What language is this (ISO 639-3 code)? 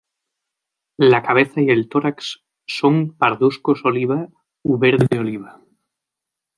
spa